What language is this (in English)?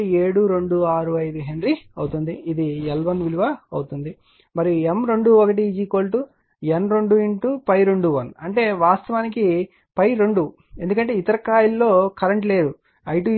Telugu